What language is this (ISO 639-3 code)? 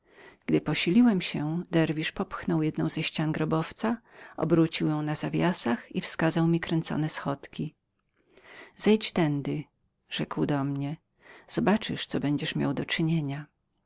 pol